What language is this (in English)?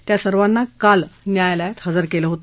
Marathi